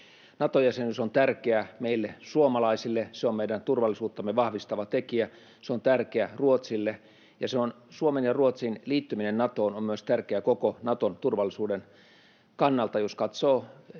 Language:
Finnish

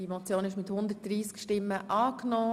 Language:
Swiss German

